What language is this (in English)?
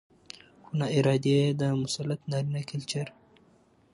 Pashto